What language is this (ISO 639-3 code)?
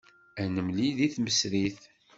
kab